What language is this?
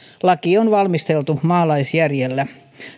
Finnish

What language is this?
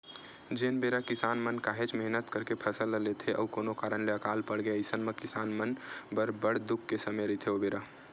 Chhattisgarhi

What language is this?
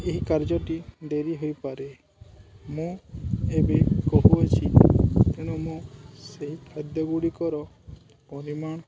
Odia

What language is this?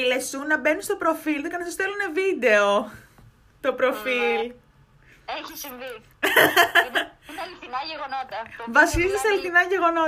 Greek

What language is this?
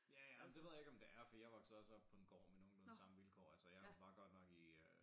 Danish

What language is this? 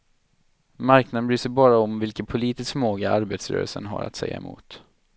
Swedish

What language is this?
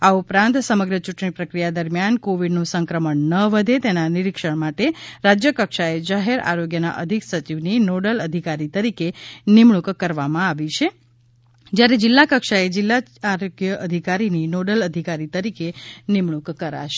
Gujarati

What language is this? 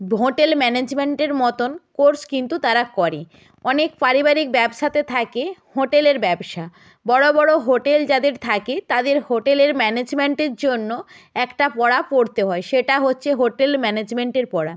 Bangla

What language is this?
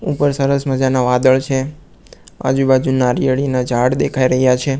Gujarati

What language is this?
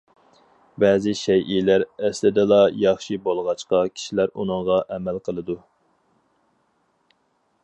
Uyghur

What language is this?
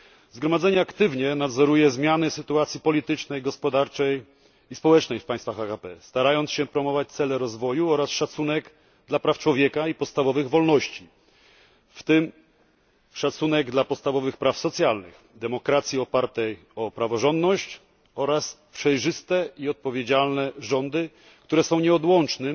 Polish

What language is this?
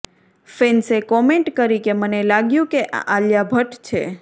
Gujarati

